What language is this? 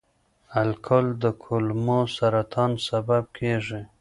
Pashto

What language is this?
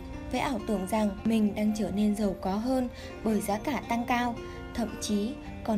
Vietnamese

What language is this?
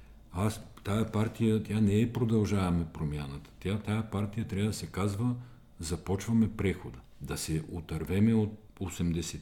Bulgarian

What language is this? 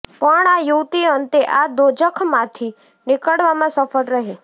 Gujarati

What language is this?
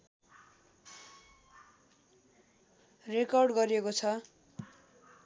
Nepali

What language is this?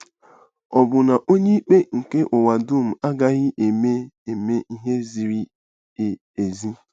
Igbo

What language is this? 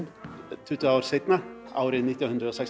Icelandic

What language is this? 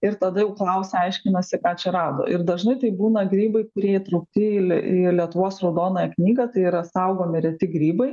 Lithuanian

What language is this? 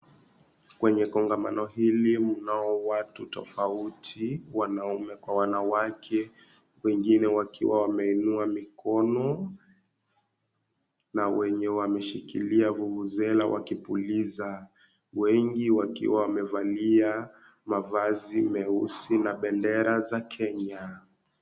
Swahili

